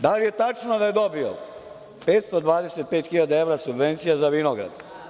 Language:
Serbian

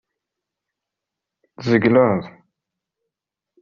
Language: Kabyle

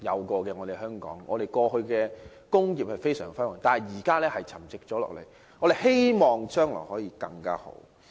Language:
Cantonese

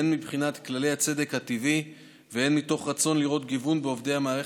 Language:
Hebrew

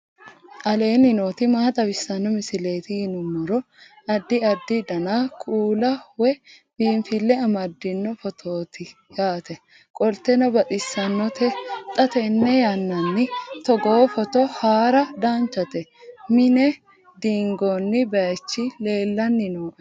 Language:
Sidamo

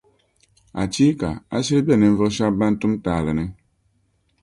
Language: Dagbani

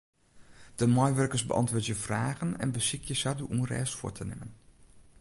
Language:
Western Frisian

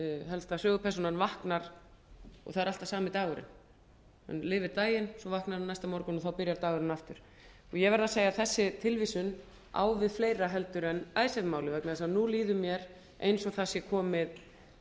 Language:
Icelandic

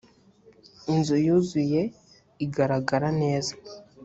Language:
Kinyarwanda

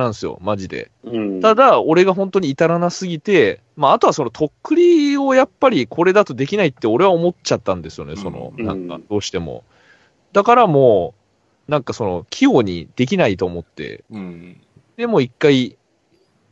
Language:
Japanese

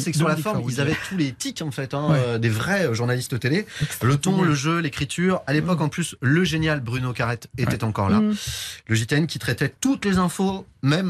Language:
French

